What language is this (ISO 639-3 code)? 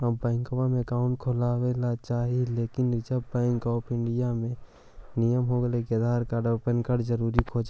mag